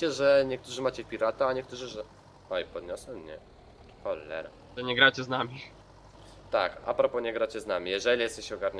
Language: Polish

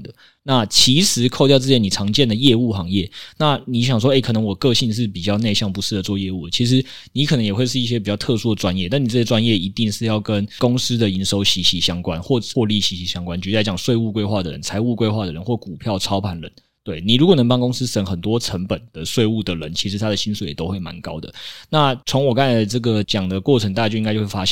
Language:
Chinese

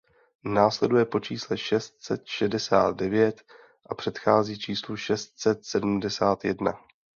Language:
Czech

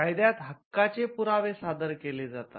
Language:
Marathi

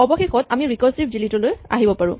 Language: Assamese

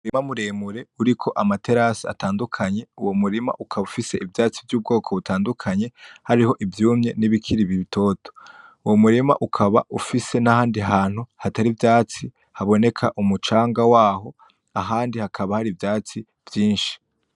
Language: Rundi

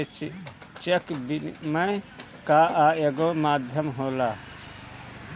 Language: Bhojpuri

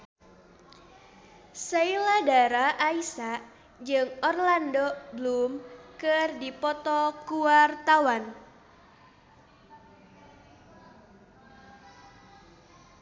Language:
Sundanese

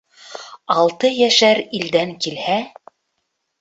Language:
Bashkir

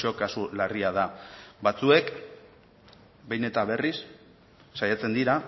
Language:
Basque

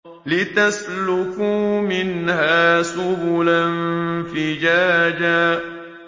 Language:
Arabic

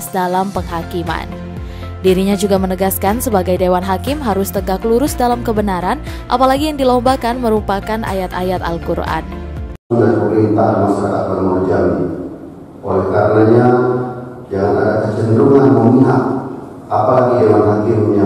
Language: Indonesian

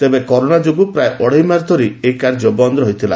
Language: Odia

